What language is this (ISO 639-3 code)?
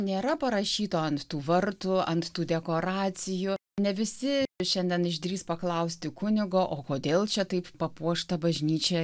lit